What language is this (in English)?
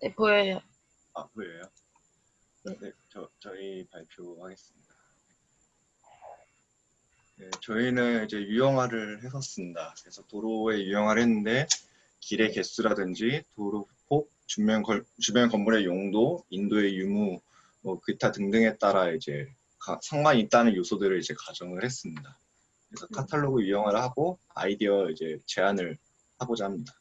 Korean